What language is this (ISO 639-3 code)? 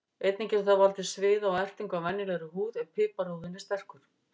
isl